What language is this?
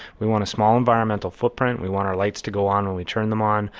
English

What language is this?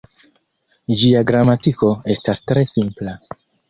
Esperanto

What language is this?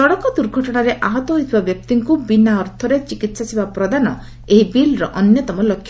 Odia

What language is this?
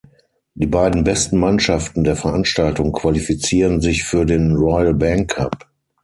German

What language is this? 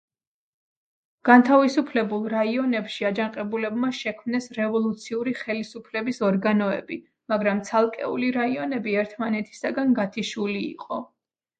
Georgian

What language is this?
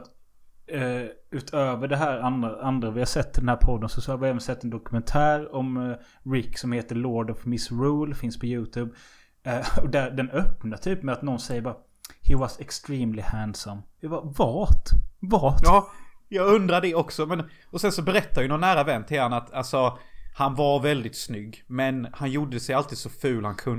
Swedish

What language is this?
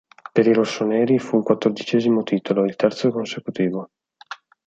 Italian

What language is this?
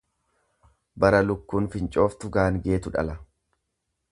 Oromo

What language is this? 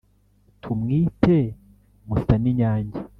Kinyarwanda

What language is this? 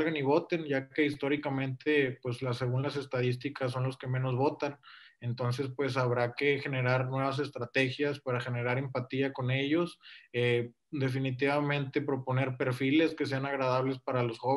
Spanish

